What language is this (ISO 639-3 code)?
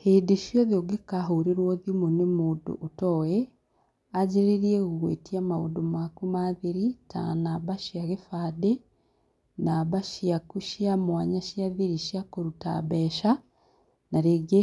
kik